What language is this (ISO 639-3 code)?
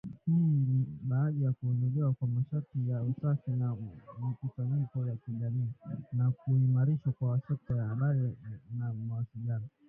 swa